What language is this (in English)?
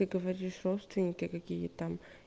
Russian